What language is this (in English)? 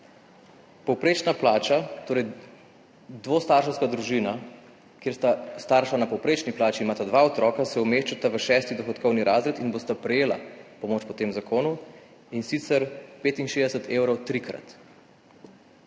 Slovenian